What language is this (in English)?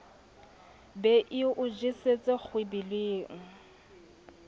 Southern Sotho